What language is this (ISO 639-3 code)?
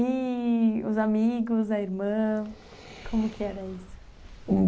por